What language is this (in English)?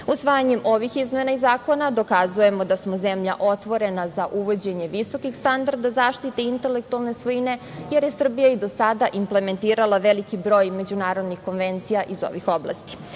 Serbian